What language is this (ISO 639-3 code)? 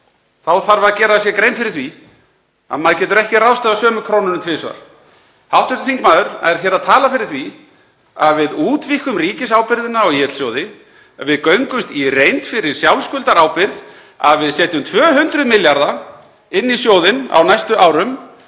isl